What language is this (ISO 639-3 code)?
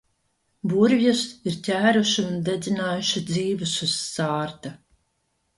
lav